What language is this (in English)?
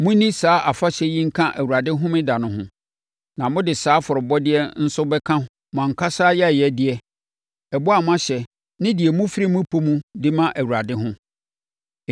Akan